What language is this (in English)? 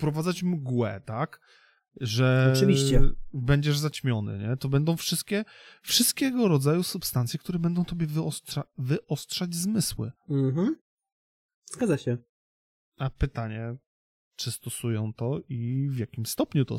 Polish